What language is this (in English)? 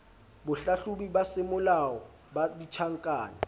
Southern Sotho